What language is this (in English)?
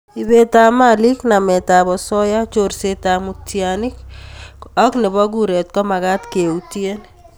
Kalenjin